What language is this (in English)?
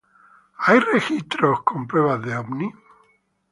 Spanish